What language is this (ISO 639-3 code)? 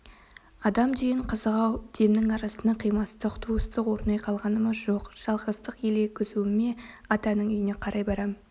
kaz